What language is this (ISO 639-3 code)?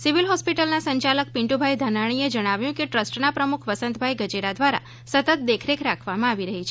guj